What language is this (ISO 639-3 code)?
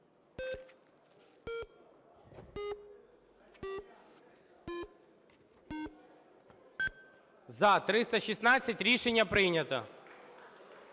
ukr